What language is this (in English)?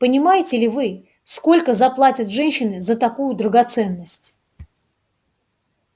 Russian